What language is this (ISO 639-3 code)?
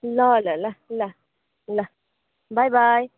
nep